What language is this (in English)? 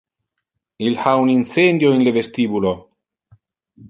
Interlingua